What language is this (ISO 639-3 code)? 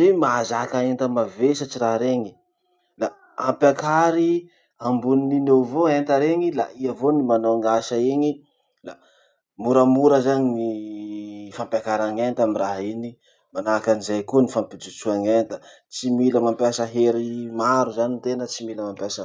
msh